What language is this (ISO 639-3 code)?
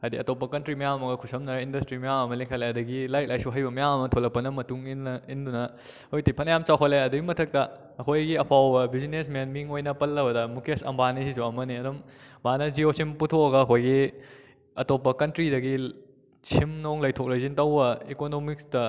mni